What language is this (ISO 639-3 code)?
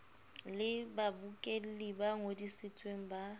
sot